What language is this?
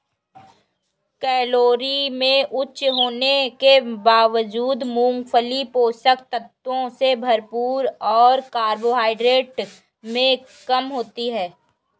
Hindi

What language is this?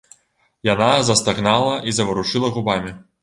Belarusian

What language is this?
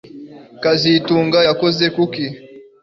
Kinyarwanda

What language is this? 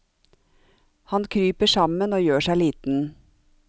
Norwegian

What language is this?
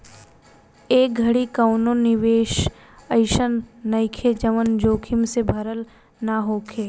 Bhojpuri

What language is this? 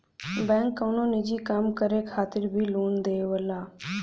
Bhojpuri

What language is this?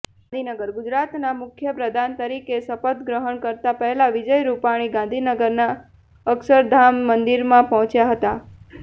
Gujarati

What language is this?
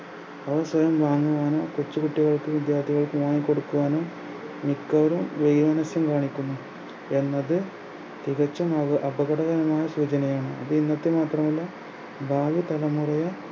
Malayalam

